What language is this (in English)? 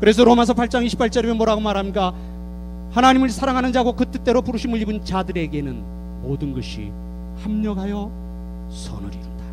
Korean